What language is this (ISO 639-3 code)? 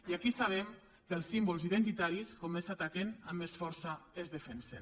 cat